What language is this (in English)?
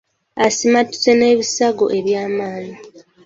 Ganda